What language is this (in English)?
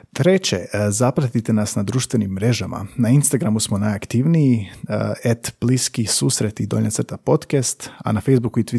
Croatian